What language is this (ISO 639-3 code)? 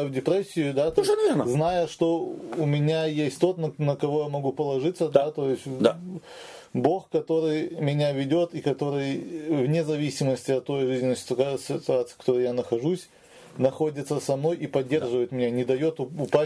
rus